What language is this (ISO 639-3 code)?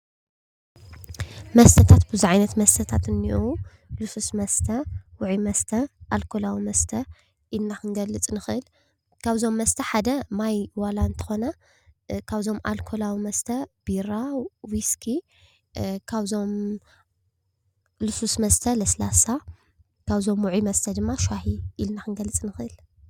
tir